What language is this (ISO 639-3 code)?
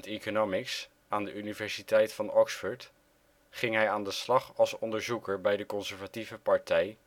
nld